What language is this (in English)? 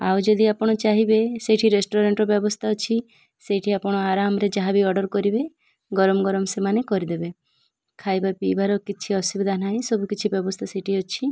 Odia